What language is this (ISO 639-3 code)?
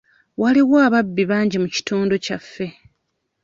lug